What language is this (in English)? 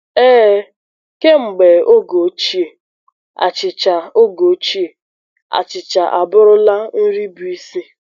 Igbo